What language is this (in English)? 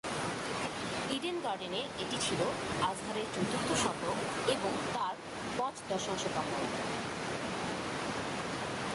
Bangla